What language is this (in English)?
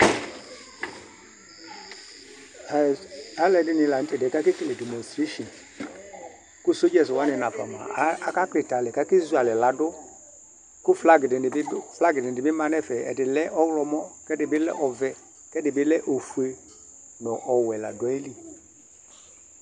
Ikposo